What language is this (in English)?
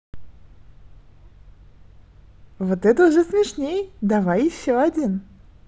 Russian